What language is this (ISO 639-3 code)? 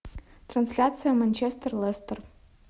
rus